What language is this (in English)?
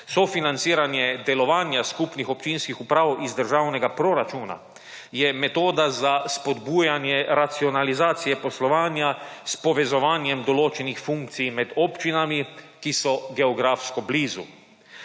Slovenian